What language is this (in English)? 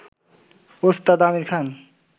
Bangla